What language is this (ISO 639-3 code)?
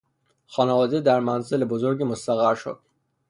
fas